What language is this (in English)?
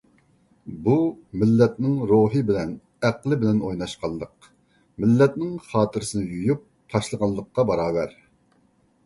Uyghur